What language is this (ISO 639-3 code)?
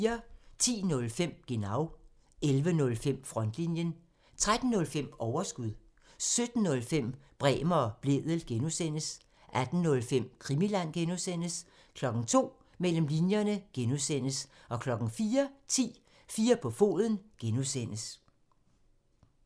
dan